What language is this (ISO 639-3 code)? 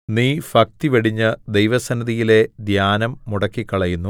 mal